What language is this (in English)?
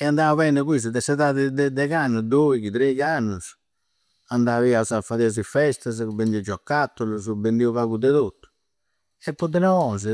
Campidanese Sardinian